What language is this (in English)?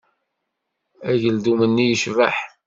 Kabyle